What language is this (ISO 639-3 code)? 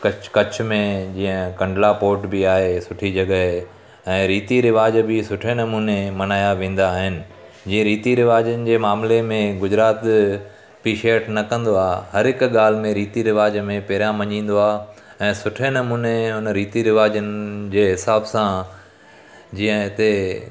snd